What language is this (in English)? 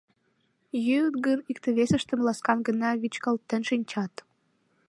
Mari